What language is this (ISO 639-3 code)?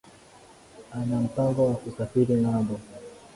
swa